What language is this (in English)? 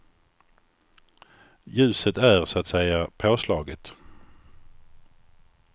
Swedish